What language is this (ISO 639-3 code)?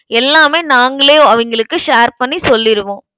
tam